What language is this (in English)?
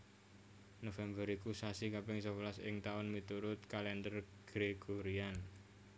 Javanese